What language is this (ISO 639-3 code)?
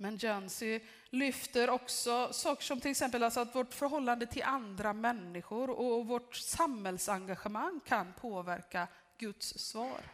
swe